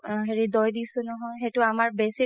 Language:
Assamese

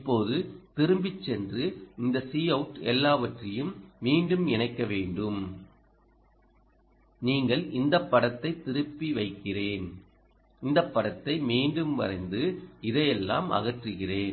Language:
Tamil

